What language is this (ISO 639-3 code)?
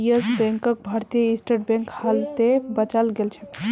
mag